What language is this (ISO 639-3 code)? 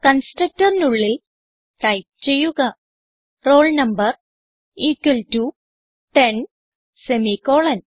mal